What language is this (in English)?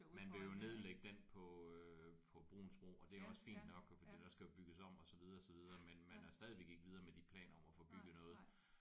Danish